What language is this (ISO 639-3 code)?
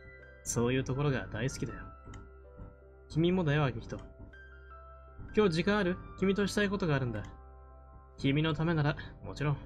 jpn